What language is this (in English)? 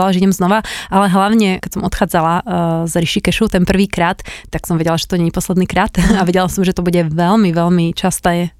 Slovak